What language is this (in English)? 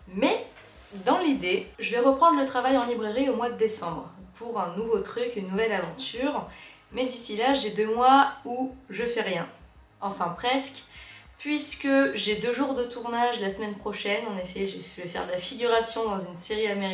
French